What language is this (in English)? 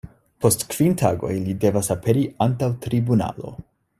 Esperanto